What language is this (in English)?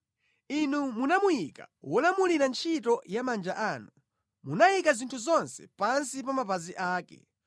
Nyanja